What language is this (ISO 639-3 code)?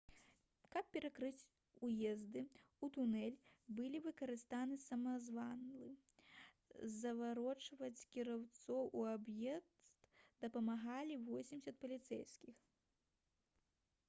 bel